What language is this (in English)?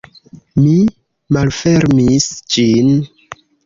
Esperanto